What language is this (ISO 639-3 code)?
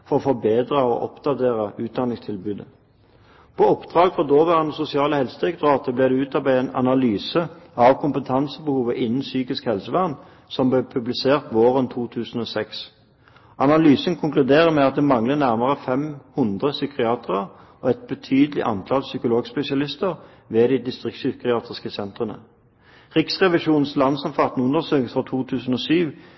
nob